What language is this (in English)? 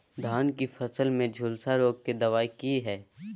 Maithili